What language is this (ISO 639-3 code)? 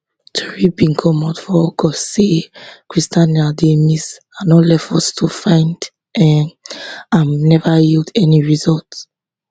pcm